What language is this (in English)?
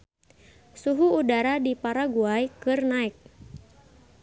Sundanese